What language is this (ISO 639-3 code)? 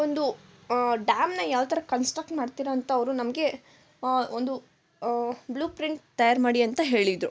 kan